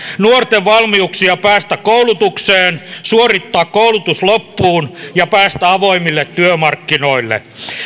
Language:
Finnish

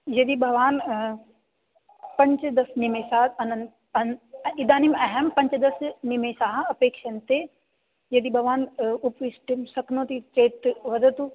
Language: Sanskrit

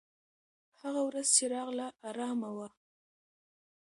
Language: Pashto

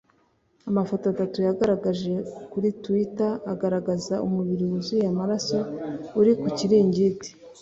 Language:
Kinyarwanda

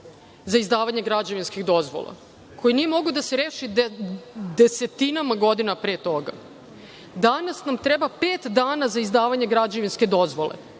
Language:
Serbian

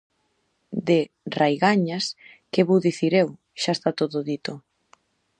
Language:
Galician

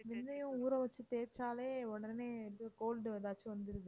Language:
Tamil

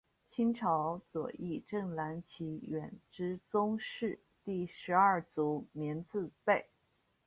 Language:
Chinese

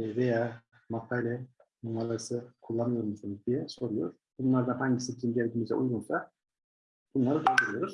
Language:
Turkish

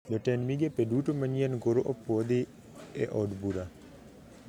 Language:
Luo (Kenya and Tanzania)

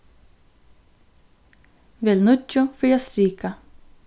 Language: Faroese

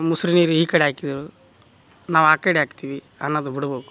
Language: Kannada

